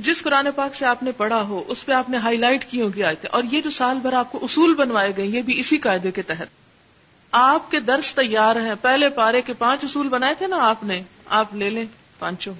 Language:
Urdu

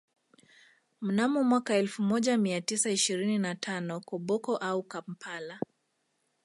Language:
Swahili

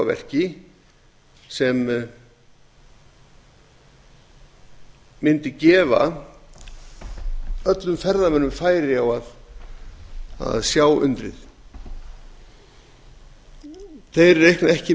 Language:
Icelandic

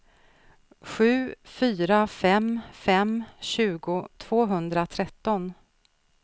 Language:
Swedish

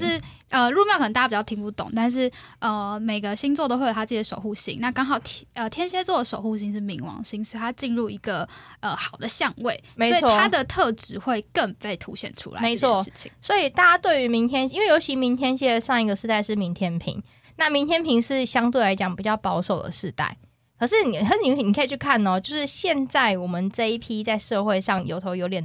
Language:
Chinese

